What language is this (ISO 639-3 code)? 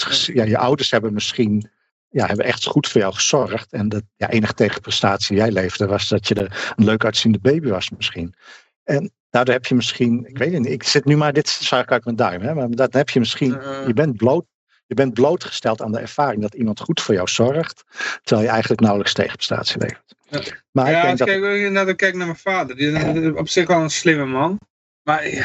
nld